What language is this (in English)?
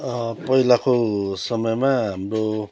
Nepali